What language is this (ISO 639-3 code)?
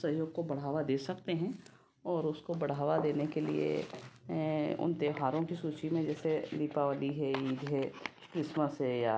hin